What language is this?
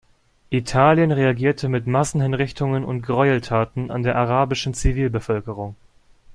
German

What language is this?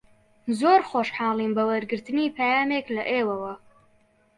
Central Kurdish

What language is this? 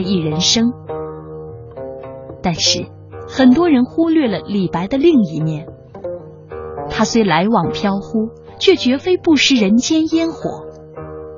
Chinese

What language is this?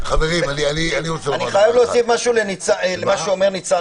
Hebrew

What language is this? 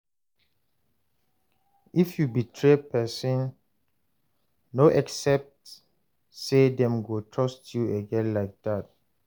Nigerian Pidgin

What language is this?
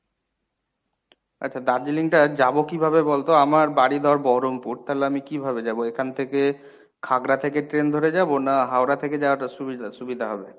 Bangla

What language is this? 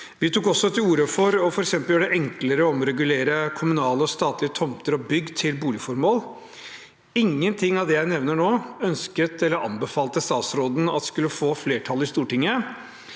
Norwegian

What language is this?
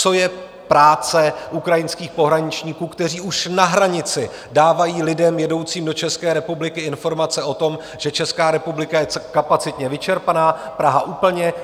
Czech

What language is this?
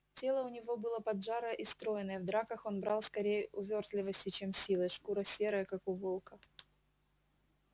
Russian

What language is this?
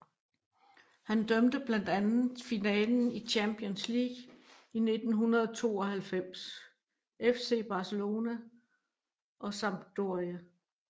Danish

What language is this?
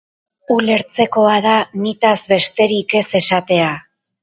Basque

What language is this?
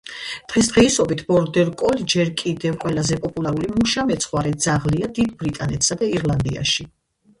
Georgian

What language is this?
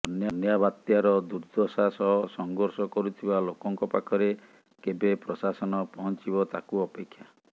Odia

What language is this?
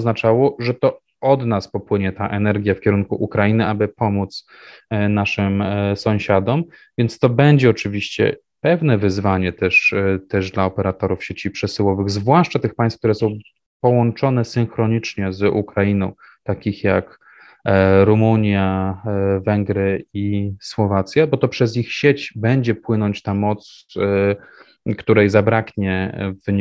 Polish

